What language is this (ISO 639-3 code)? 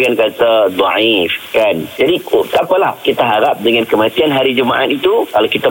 msa